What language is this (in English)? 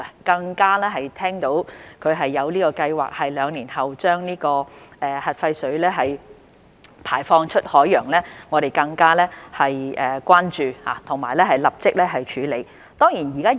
Cantonese